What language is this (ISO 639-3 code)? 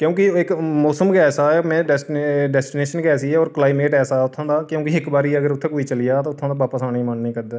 doi